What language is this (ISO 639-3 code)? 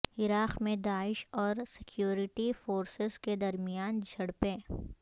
urd